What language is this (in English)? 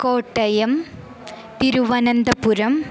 Sanskrit